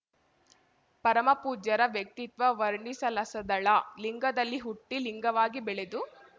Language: Kannada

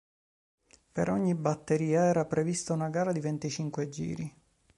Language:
Italian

